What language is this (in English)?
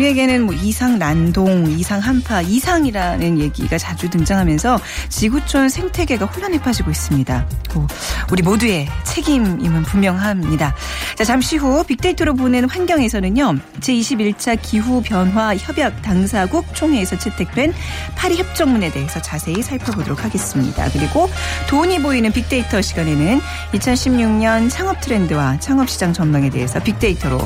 Korean